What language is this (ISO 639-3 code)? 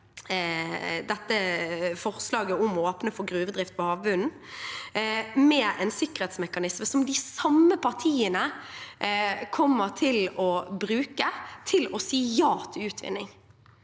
nor